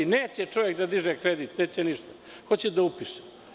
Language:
Serbian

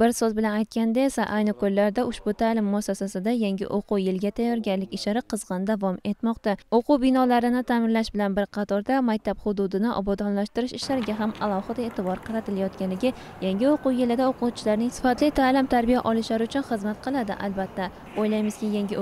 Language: Turkish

